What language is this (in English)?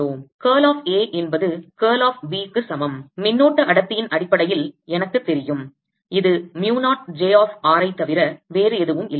Tamil